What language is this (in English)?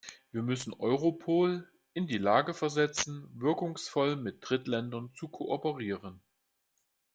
German